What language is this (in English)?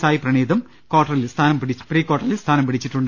Malayalam